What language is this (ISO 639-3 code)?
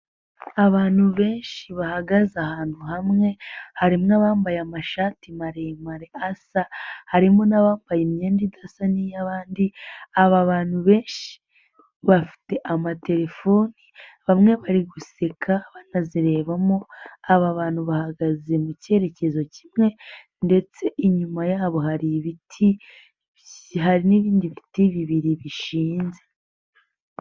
kin